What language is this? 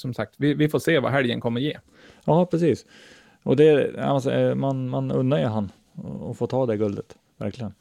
Swedish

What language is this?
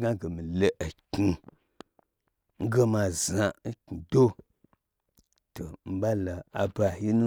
Gbagyi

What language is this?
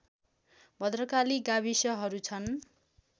Nepali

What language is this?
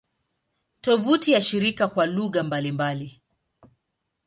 Swahili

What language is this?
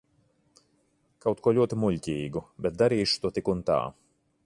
Latvian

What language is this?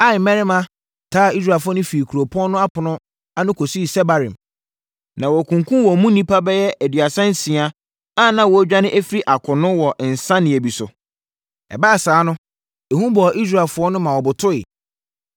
Akan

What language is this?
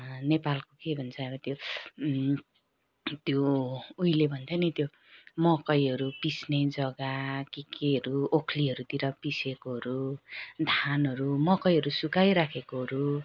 Nepali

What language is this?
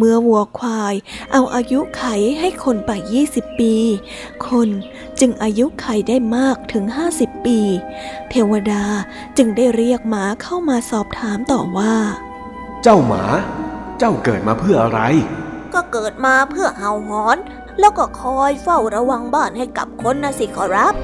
Thai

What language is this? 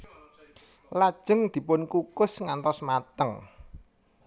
Javanese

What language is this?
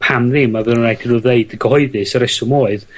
Welsh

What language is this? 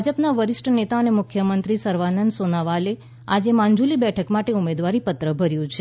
Gujarati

